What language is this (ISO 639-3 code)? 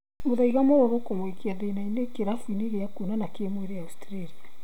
kik